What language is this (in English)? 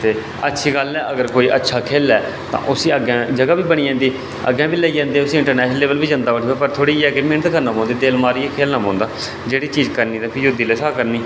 Dogri